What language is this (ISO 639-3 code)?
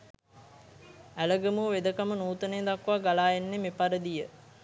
sin